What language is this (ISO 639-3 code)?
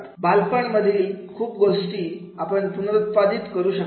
mar